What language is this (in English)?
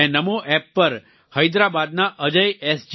Gujarati